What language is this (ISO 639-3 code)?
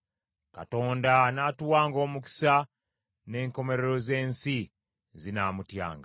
lug